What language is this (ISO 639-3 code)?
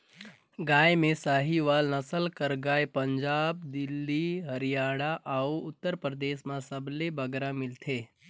hne